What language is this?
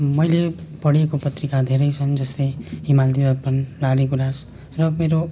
Nepali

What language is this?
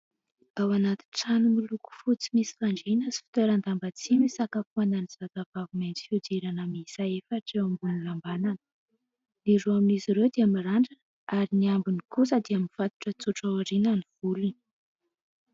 Malagasy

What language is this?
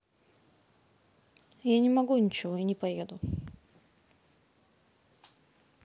Russian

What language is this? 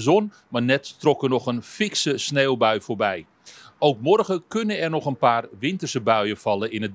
Dutch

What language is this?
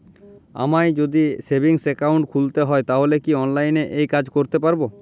Bangla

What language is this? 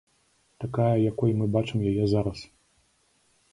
Belarusian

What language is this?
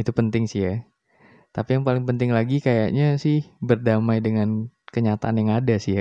Indonesian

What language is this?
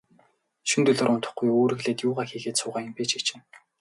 Mongolian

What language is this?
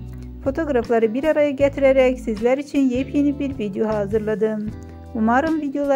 Turkish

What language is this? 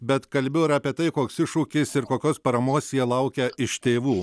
Lithuanian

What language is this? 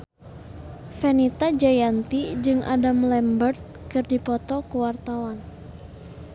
Sundanese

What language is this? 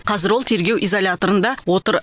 Kazakh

